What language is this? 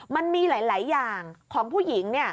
Thai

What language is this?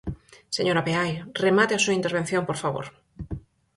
Galician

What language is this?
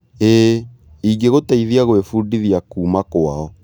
Kikuyu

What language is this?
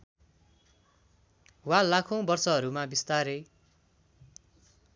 Nepali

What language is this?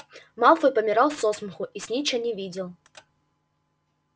Russian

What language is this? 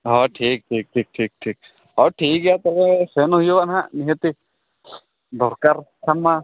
Santali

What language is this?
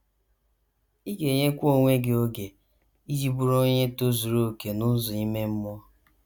Igbo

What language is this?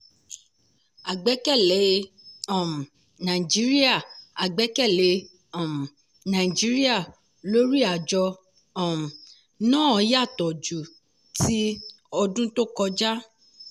Yoruba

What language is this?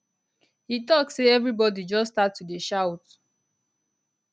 Nigerian Pidgin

